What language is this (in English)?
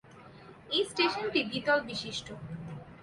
Bangla